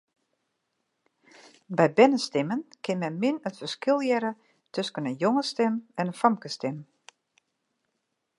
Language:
Western Frisian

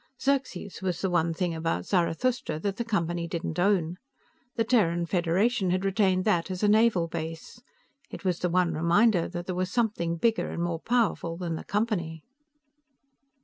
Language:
English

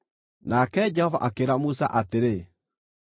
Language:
Kikuyu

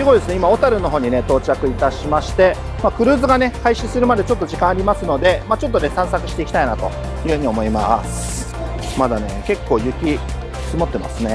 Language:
Japanese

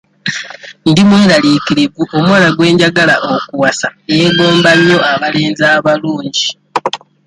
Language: Ganda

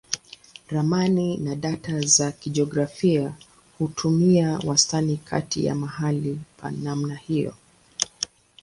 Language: Swahili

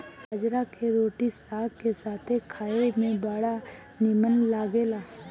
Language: Bhojpuri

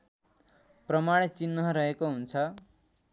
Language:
Nepali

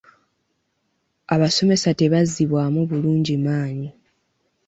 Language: Ganda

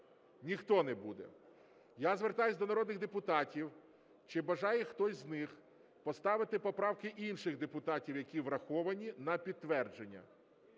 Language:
Ukrainian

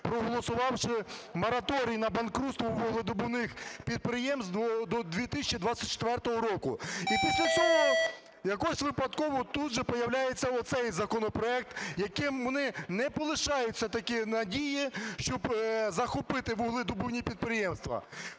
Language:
Ukrainian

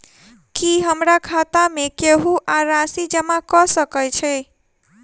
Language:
Maithili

